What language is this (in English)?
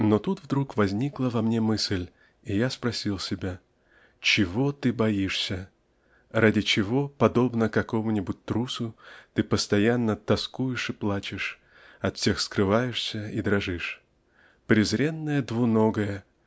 Russian